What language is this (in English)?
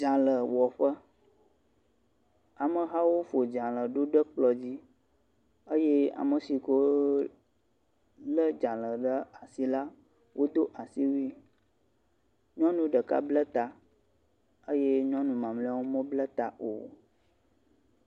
Ewe